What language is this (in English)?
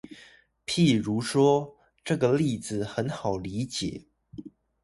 Chinese